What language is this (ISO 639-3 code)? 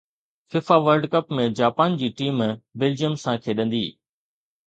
snd